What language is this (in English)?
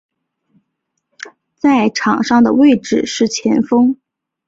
Chinese